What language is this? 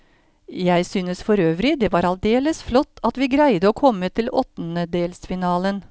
Norwegian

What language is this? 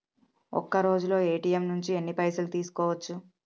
Telugu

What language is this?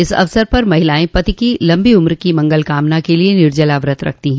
Hindi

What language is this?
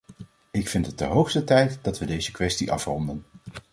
Dutch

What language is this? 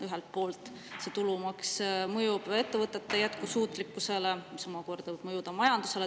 Estonian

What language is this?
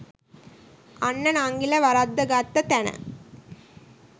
Sinhala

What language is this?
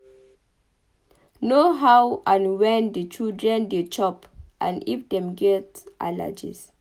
Nigerian Pidgin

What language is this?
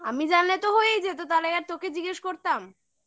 Bangla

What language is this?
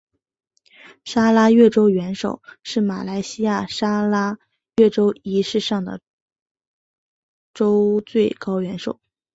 Chinese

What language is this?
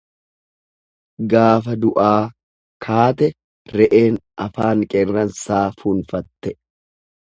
Oromo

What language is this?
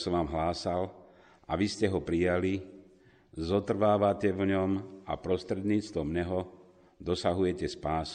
Slovak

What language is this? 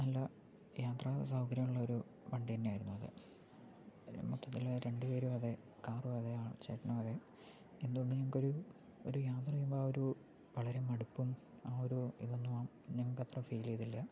Malayalam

